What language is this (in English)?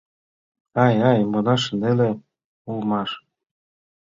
Mari